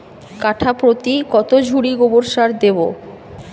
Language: Bangla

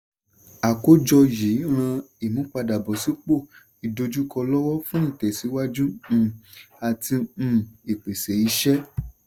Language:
Yoruba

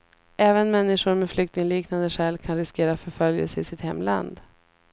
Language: Swedish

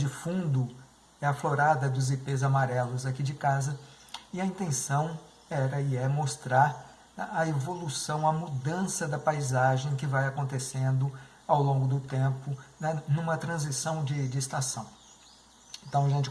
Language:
Portuguese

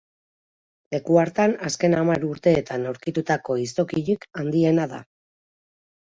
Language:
Basque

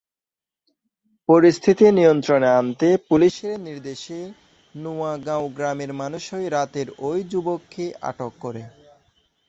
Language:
Bangla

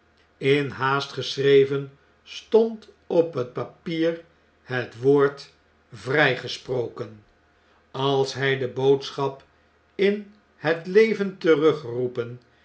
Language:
Dutch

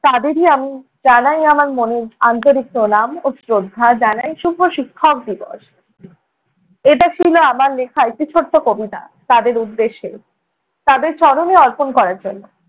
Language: Bangla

